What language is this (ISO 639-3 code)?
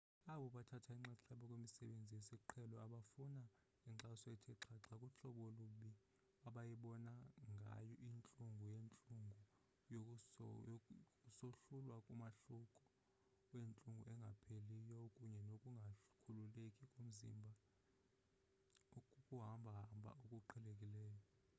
xho